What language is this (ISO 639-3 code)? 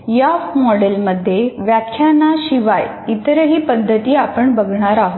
mar